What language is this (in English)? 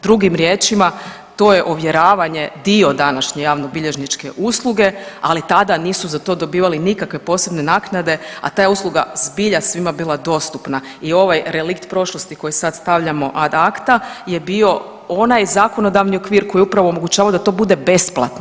Croatian